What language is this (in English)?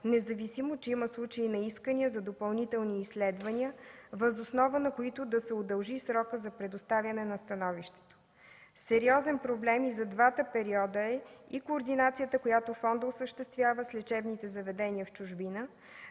Bulgarian